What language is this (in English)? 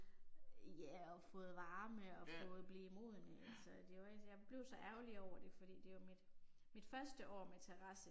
Danish